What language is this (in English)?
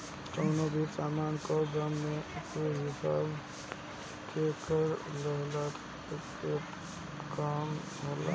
Bhojpuri